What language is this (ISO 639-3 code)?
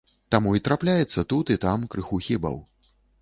bel